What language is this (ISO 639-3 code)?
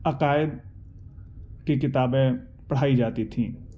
urd